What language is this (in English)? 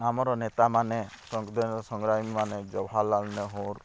Odia